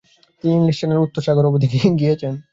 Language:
Bangla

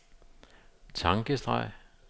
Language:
Danish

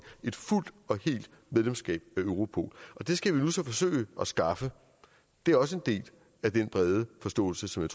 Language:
Danish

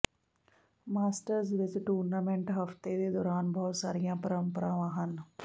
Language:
Punjabi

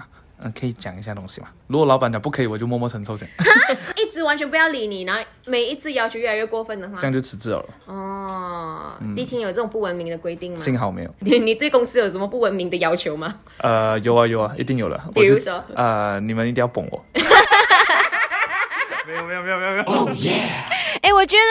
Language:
Chinese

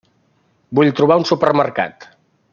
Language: Catalan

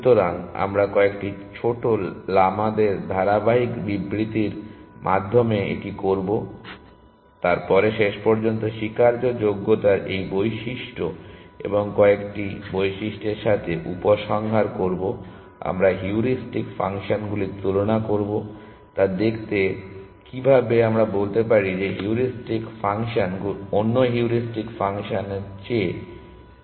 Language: Bangla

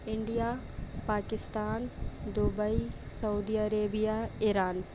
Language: Urdu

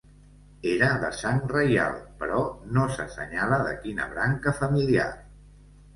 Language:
Catalan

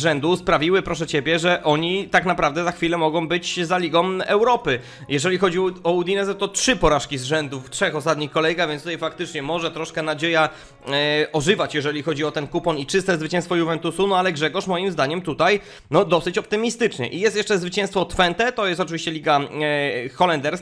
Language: Polish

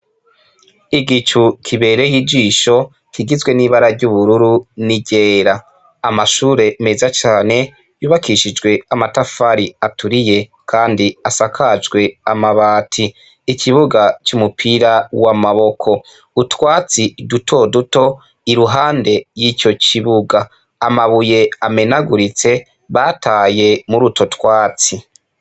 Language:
Rundi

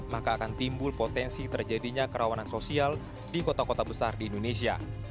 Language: Indonesian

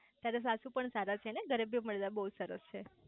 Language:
Gujarati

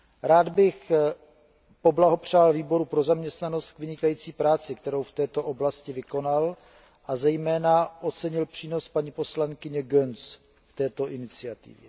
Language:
Czech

